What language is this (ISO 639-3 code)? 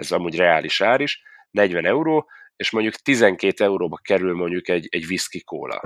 hun